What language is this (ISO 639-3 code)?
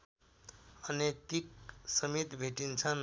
nep